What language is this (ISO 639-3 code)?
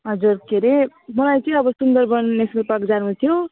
nep